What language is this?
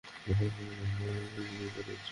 Bangla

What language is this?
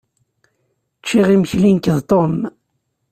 Kabyle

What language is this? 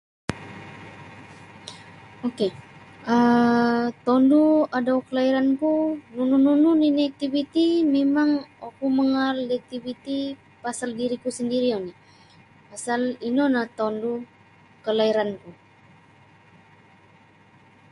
Sabah Bisaya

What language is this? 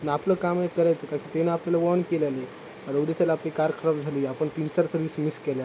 Marathi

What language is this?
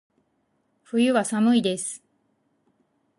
Japanese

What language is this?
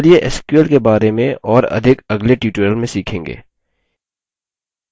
Hindi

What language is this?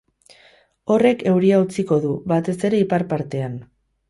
Basque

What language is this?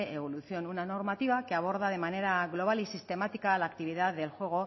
Spanish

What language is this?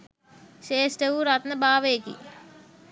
Sinhala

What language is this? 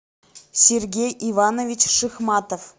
Russian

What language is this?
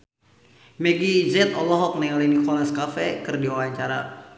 Sundanese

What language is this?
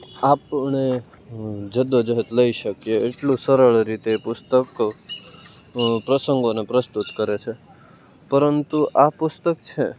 Gujarati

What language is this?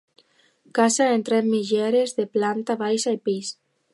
Catalan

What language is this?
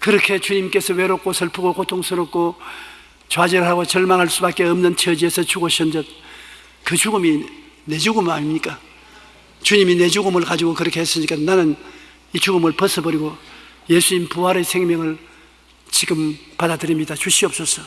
Korean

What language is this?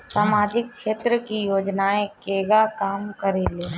Bhojpuri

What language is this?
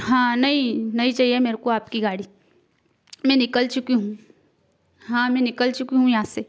Hindi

